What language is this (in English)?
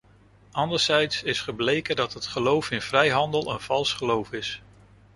Dutch